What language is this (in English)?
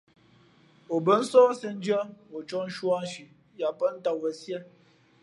Fe'fe'